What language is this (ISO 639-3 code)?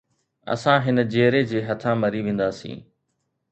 snd